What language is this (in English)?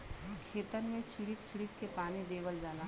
Bhojpuri